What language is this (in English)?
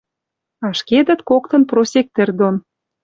Western Mari